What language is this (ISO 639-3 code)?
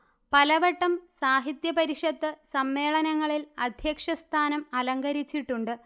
mal